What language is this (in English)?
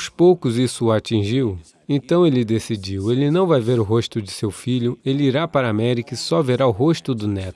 Portuguese